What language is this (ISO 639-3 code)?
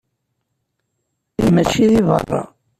kab